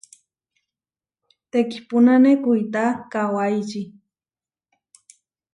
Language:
Huarijio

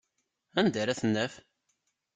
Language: Kabyle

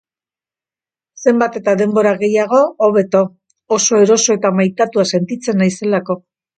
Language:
Basque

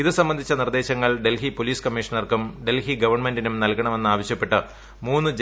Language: Malayalam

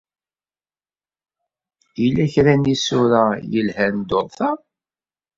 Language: Kabyle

